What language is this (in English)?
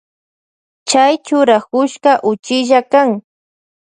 Loja Highland Quichua